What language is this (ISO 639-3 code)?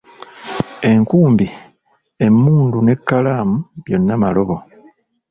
lug